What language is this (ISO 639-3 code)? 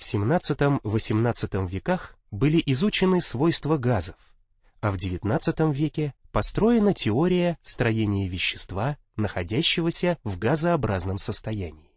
rus